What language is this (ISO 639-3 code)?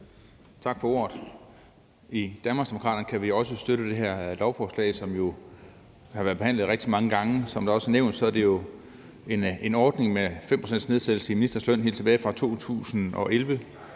dan